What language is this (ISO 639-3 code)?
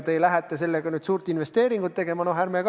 est